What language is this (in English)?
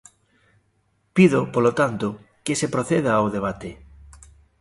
Galician